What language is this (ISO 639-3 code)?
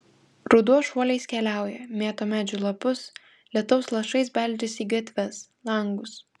lit